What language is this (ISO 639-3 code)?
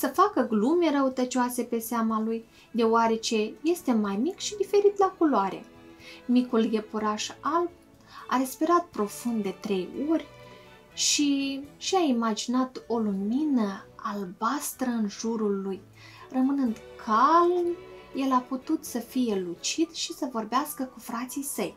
ron